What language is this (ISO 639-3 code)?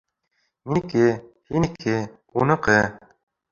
bak